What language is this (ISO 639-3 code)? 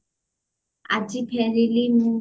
ori